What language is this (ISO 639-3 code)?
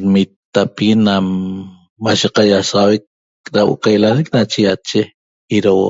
tob